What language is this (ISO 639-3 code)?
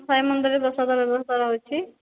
ori